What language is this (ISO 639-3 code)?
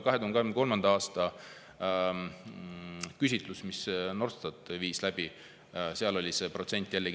est